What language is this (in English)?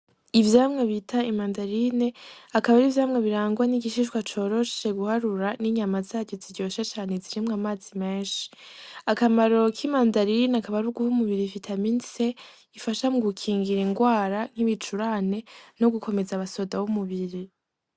Rundi